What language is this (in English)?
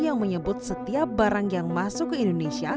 Indonesian